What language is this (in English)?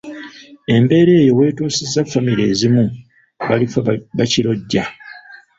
Ganda